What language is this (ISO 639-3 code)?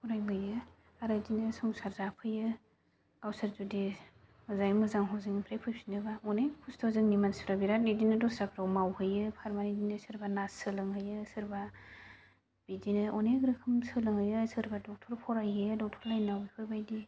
brx